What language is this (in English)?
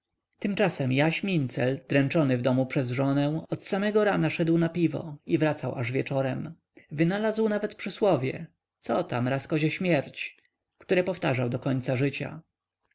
Polish